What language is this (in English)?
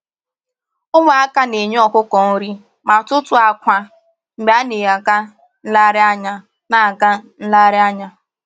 Igbo